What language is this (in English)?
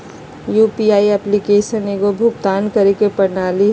Magahi